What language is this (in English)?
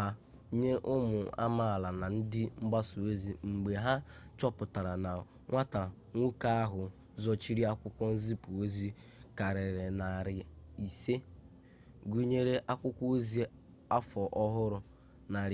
Igbo